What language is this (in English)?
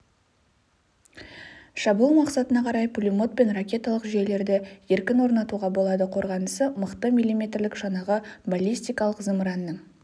Kazakh